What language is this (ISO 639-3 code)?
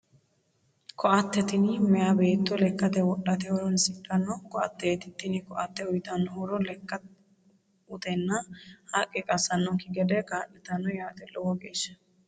sid